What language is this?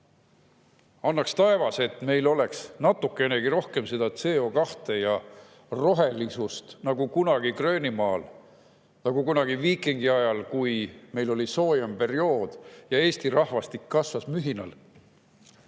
Estonian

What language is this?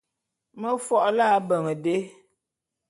Bulu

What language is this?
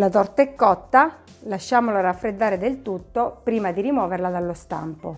Italian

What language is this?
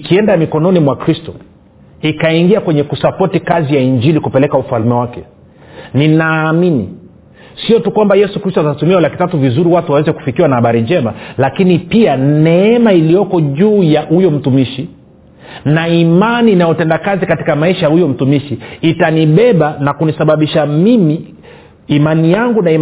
Swahili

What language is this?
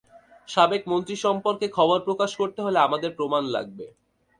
Bangla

